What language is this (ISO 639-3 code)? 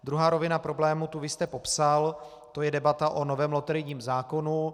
ces